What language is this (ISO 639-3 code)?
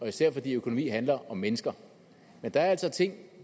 dan